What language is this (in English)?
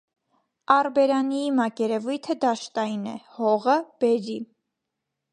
Armenian